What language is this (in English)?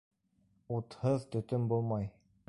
Bashkir